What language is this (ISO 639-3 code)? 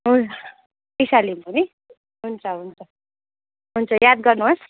nep